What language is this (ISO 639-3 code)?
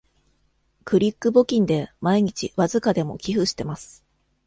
jpn